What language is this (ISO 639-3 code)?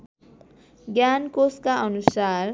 nep